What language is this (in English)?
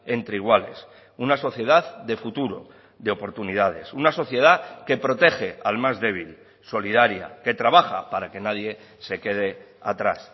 Spanish